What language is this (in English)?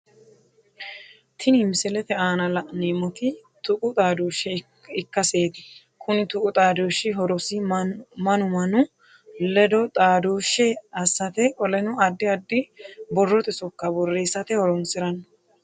Sidamo